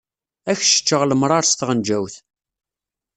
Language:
Kabyle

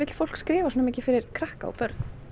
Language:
Icelandic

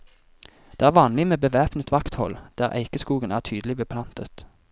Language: Norwegian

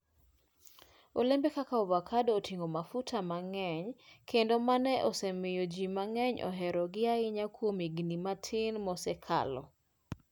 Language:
Luo (Kenya and Tanzania)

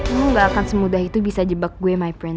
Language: Indonesian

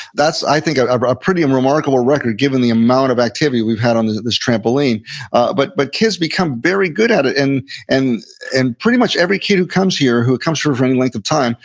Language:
English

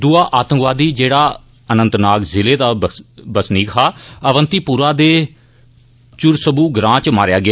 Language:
Dogri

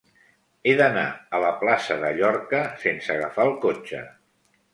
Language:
Catalan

